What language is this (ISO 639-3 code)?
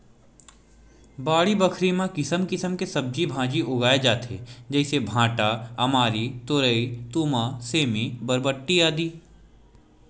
hne